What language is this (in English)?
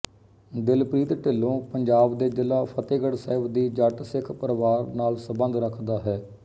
Punjabi